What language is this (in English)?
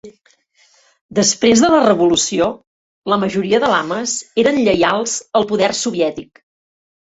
Catalan